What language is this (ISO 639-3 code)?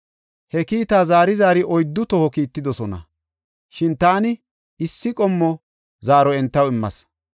gof